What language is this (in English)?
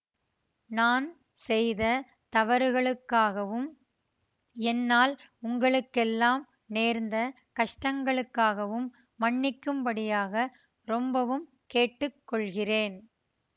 Tamil